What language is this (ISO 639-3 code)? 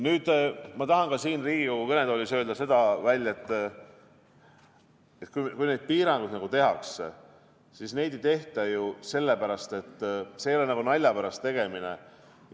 est